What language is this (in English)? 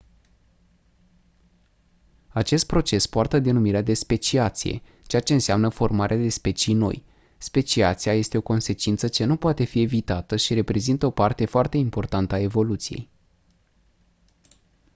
Romanian